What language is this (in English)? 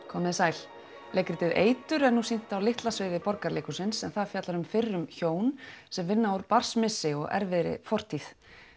Icelandic